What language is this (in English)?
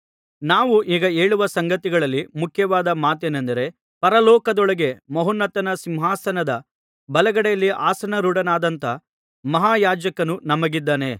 Kannada